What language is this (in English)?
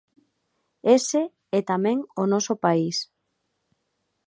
Galician